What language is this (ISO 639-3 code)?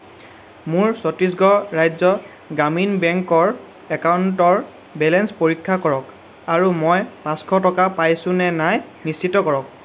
asm